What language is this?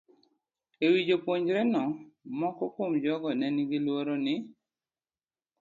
Luo (Kenya and Tanzania)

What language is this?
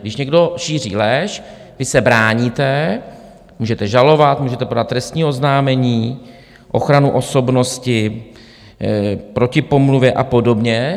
Czech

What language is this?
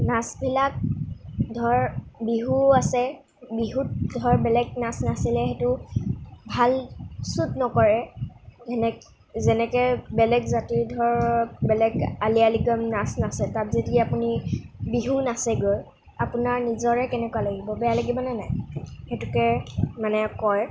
Assamese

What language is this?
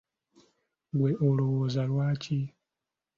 Ganda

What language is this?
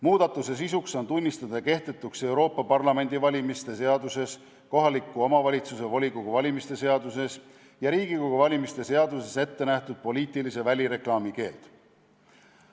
Estonian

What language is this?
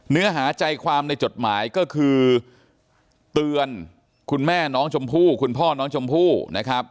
Thai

